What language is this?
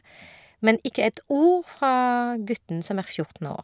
Norwegian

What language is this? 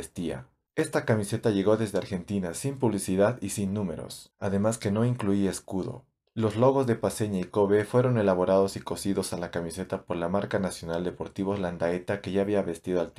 Spanish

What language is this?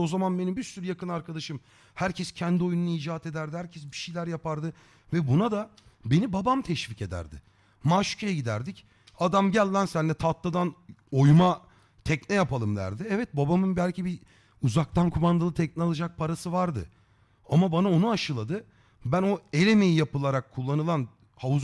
Turkish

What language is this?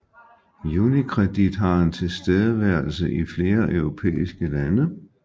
Danish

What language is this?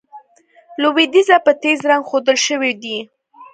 Pashto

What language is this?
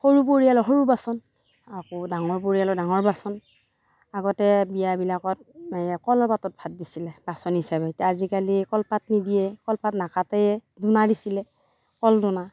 Assamese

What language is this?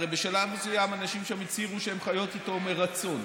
Hebrew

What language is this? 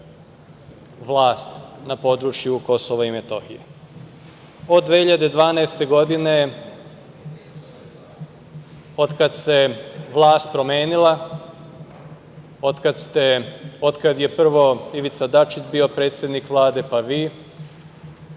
Serbian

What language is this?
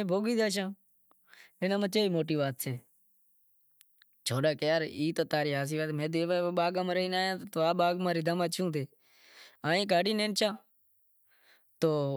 Wadiyara Koli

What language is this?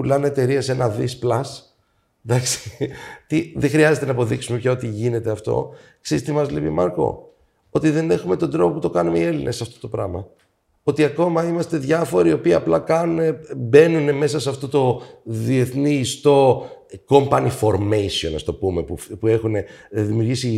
Greek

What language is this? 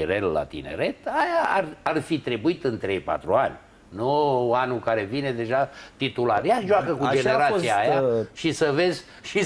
Romanian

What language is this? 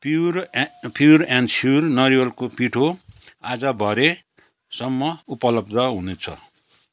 Nepali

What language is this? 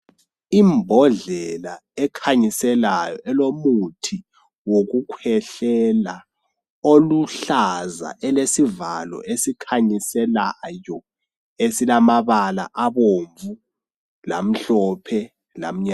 North Ndebele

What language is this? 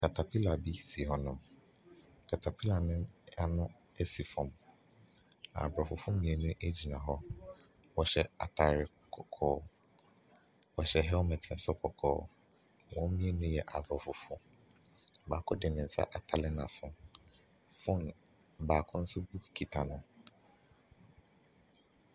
Akan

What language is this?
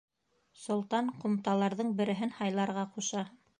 Bashkir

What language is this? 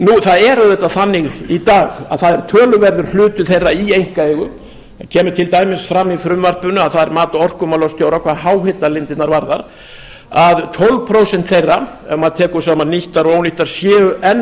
Icelandic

